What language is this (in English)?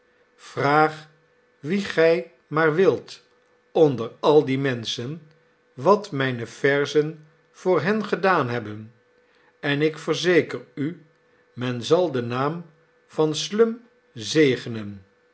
Dutch